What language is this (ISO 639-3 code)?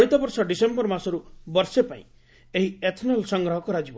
ori